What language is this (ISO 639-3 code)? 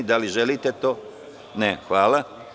srp